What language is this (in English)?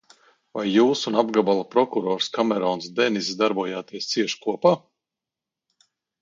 Latvian